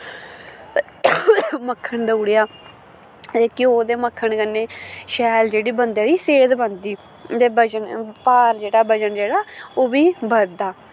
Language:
Dogri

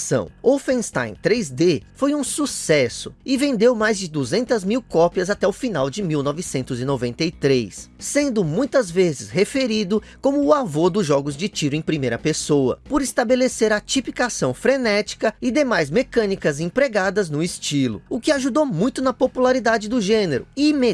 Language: Portuguese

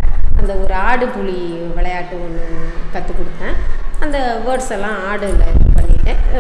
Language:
Indonesian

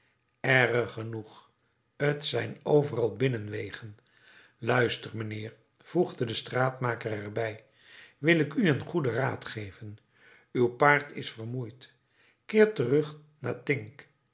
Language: Dutch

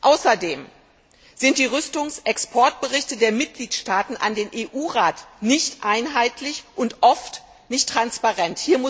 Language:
German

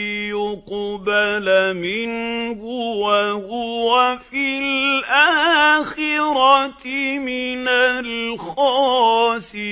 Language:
Arabic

